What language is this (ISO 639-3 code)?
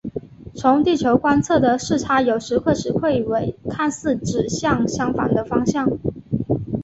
zho